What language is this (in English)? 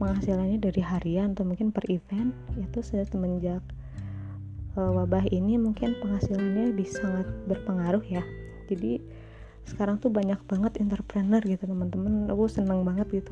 Indonesian